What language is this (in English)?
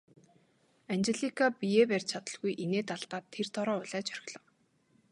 Mongolian